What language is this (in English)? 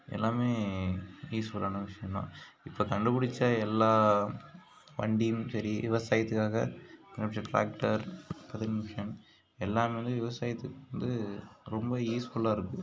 Tamil